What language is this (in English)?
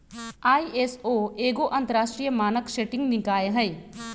Magahi